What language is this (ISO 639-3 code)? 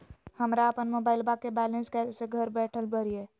mag